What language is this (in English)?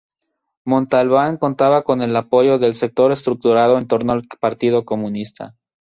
Spanish